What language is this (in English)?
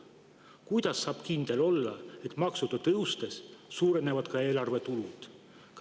Estonian